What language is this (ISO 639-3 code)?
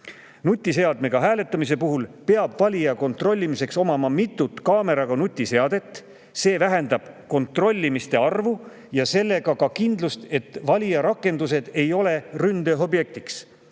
est